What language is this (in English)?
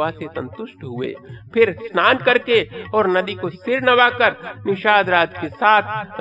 Hindi